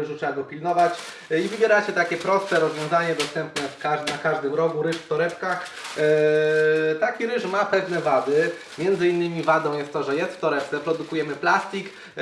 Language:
Polish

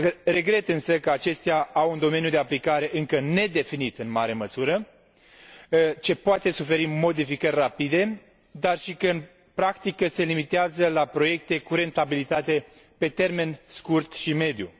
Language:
Romanian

